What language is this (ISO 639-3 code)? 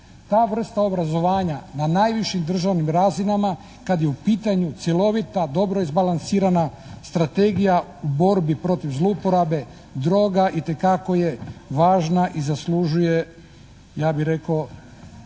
hrv